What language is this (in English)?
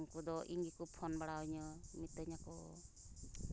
Santali